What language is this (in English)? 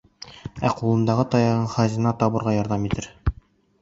Bashkir